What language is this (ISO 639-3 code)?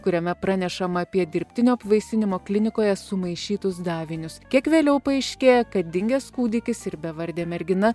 lit